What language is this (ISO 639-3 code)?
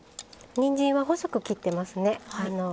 jpn